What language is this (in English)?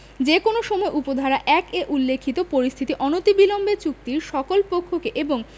Bangla